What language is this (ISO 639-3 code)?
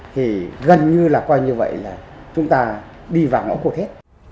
vie